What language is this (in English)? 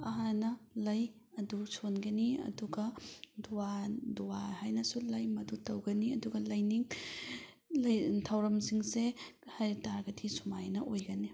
Manipuri